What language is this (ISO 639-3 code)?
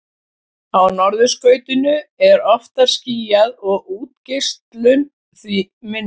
isl